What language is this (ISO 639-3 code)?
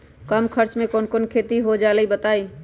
mag